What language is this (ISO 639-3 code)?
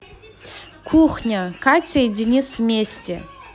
rus